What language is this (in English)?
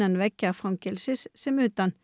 Icelandic